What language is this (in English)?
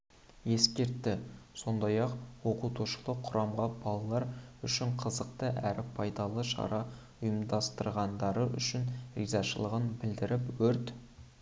Kazakh